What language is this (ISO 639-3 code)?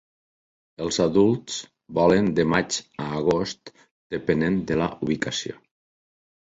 cat